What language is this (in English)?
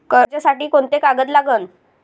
Marathi